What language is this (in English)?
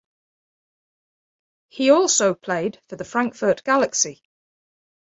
English